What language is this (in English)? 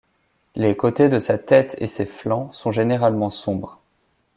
French